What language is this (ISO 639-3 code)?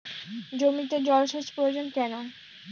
ben